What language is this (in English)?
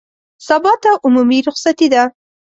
Pashto